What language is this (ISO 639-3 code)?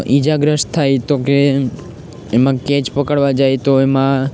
guj